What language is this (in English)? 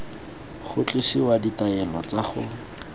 Tswana